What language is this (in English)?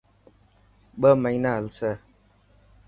Dhatki